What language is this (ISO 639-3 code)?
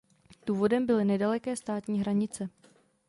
ces